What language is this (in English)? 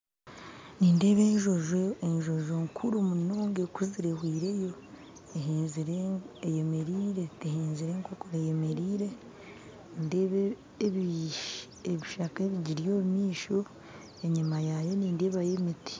Nyankole